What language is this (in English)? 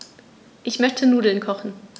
German